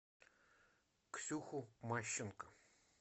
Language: Russian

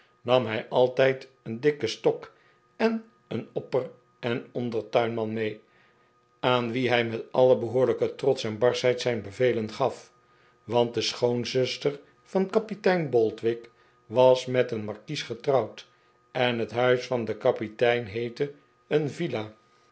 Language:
Dutch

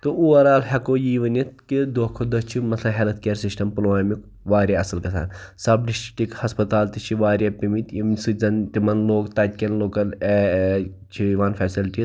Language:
Kashmiri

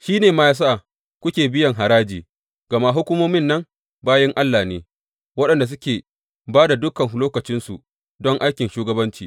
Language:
Hausa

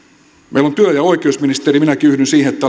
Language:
Finnish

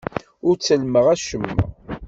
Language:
Kabyle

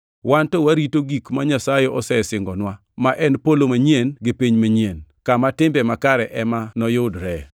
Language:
Luo (Kenya and Tanzania)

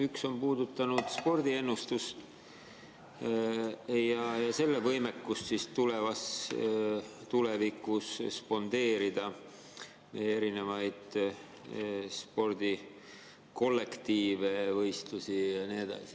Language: Estonian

